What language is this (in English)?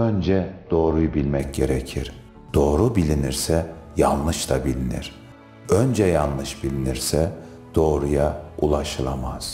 Turkish